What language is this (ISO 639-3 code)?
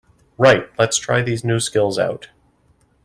eng